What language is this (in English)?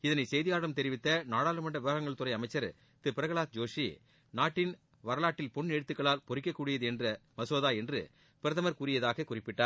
Tamil